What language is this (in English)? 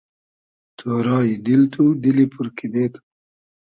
Hazaragi